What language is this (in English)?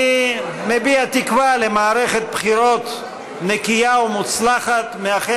Hebrew